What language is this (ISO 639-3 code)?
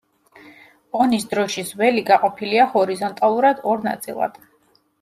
kat